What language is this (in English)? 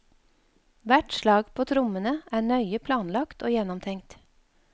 Norwegian